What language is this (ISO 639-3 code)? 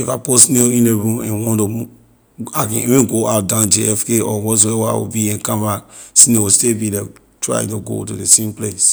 lir